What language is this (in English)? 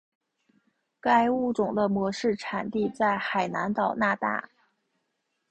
Chinese